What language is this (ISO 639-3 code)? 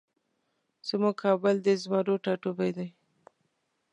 pus